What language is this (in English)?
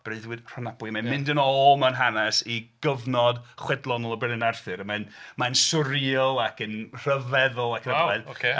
Welsh